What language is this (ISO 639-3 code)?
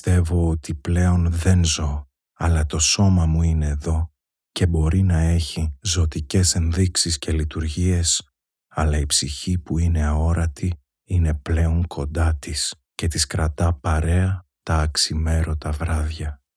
ell